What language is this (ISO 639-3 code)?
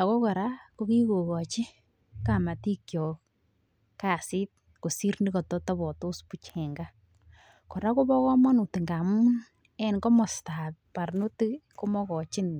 kln